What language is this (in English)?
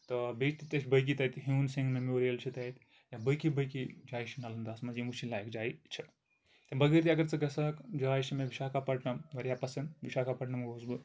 Kashmiri